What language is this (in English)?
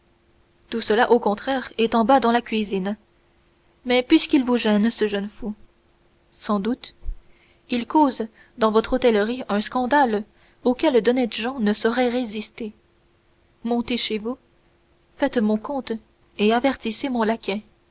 French